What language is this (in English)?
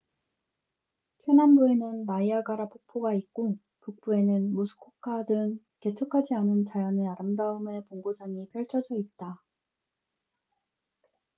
Korean